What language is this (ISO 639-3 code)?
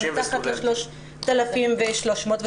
heb